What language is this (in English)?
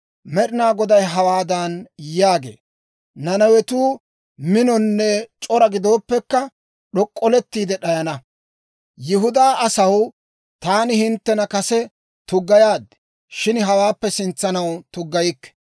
Dawro